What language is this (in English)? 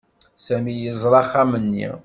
Kabyle